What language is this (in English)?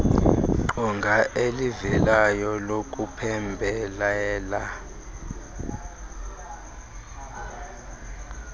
Xhosa